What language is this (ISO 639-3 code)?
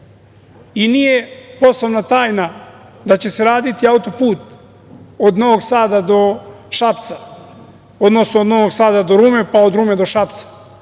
srp